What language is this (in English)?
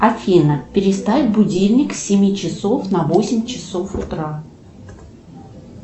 Russian